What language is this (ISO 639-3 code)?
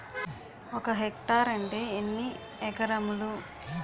tel